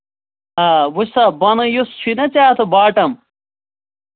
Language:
Kashmiri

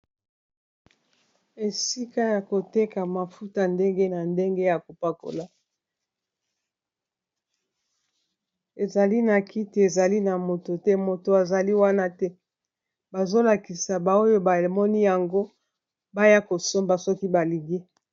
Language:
Lingala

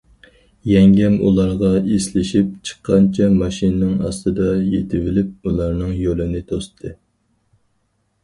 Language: Uyghur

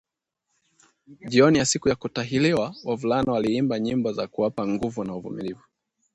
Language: Swahili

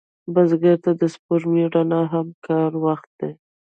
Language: Pashto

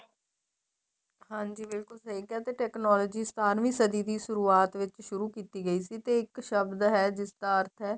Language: Punjabi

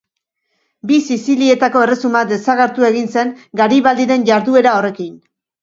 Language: Basque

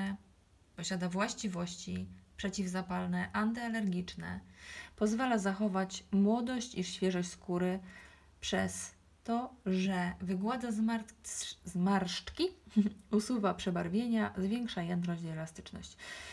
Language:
Polish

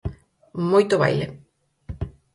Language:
Galician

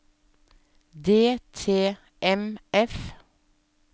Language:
Norwegian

